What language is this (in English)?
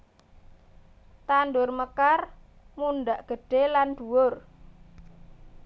Javanese